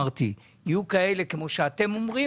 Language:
Hebrew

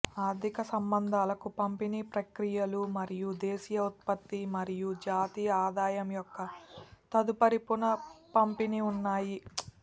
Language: Telugu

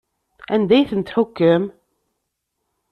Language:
Kabyle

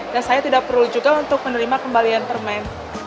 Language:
Indonesian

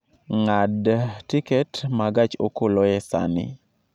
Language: Luo (Kenya and Tanzania)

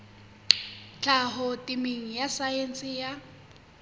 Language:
Southern Sotho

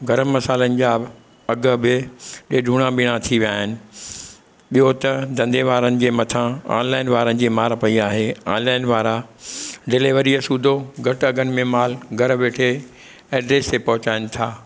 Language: Sindhi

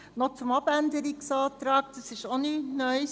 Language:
Swiss German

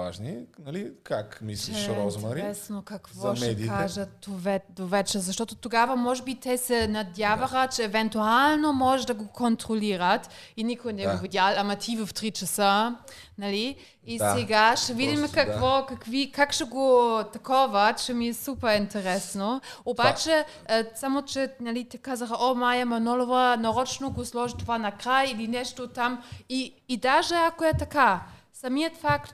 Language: Bulgarian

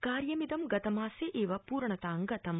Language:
Sanskrit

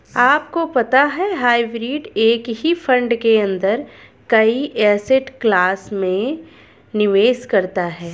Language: Hindi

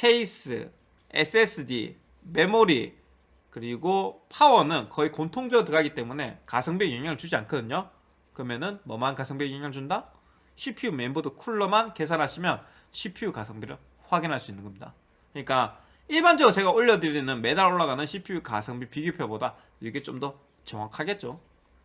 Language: Korean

